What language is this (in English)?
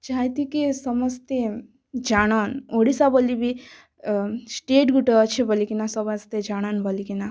Odia